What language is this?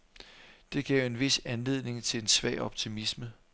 Danish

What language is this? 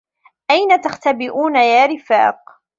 Arabic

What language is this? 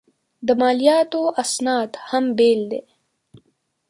Pashto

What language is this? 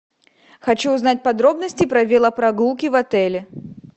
Russian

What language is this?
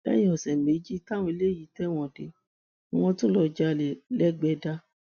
Yoruba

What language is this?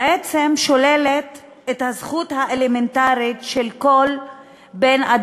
Hebrew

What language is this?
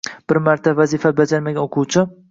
Uzbek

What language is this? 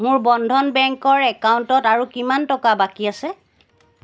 Assamese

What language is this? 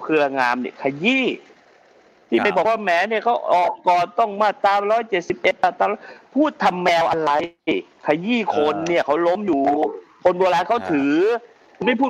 Thai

